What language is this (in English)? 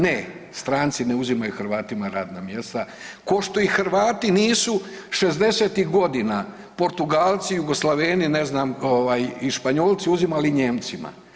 Croatian